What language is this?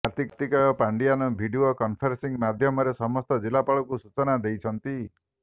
Odia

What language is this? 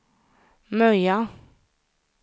Swedish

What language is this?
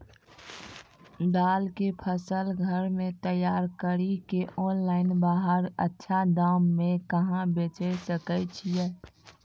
Maithili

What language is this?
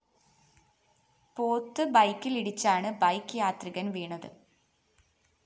Malayalam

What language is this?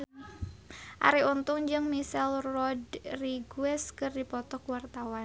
Sundanese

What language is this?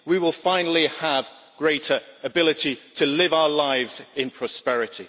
English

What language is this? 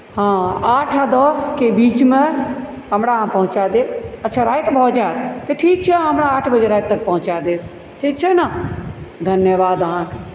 Maithili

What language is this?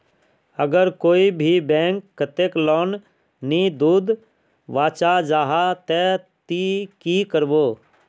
Magahi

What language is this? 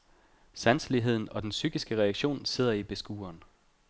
Danish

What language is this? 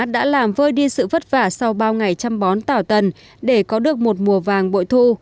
Vietnamese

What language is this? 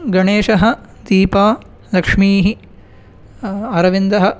Sanskrit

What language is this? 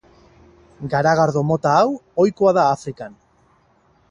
Basque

